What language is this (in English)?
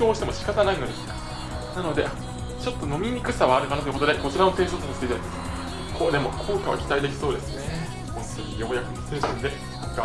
Japanese